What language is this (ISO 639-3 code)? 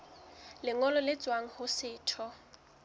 sot